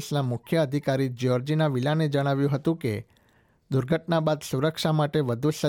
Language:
Gujarati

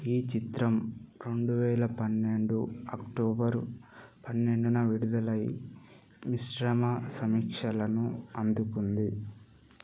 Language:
Telugu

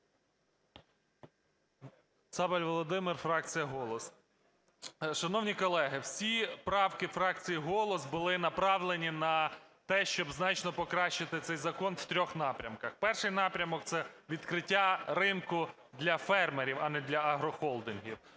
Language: Ukrainian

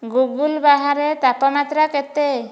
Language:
Odia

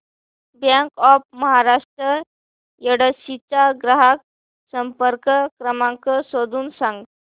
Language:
Marathi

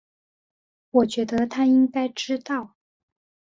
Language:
Chinese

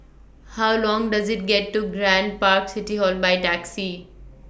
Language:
English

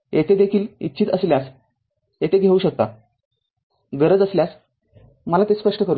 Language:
Marathi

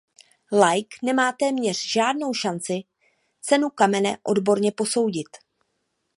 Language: Czech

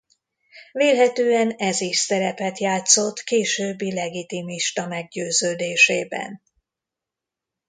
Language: Hungarian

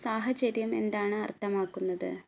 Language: Malayalam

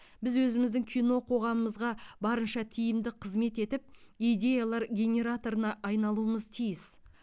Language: Kazakh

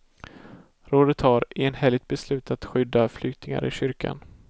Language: Swedish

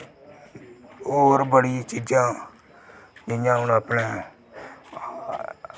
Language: Dogri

